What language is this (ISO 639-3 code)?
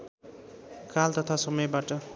nep